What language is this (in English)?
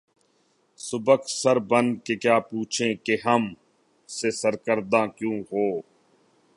Urdu